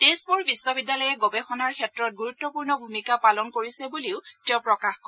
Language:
Assamese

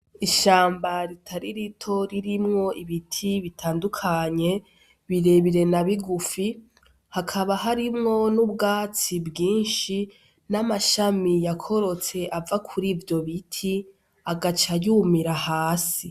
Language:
Rundi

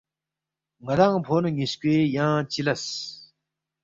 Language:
Balti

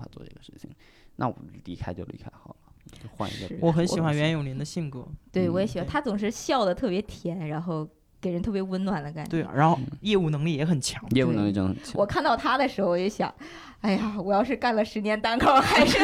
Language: Chinese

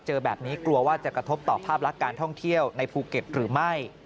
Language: Thai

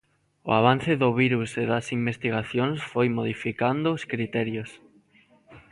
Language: Galician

